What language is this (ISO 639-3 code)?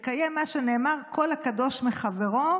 heb